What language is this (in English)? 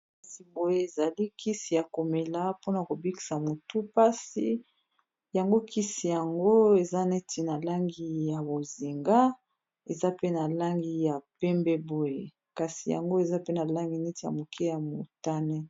Lingala